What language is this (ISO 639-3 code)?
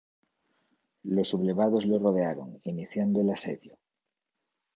spa